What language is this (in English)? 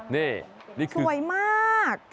Thai